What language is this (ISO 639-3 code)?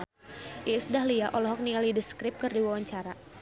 sun